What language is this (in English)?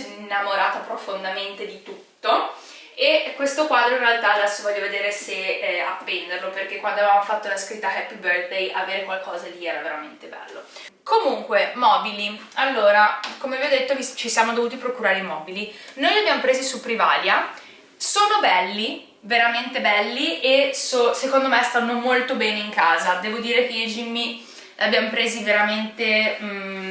Italian